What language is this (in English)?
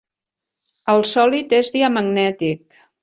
Catalan